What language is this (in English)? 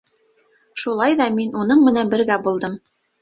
Bashkir